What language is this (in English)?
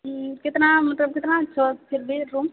Maithili